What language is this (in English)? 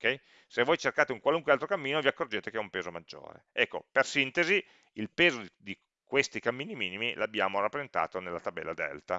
Italian